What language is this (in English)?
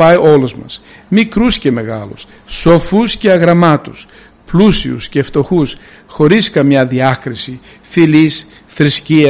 Greek